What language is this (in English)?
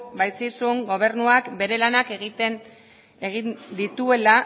Basque